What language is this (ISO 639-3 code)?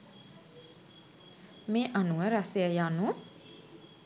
sin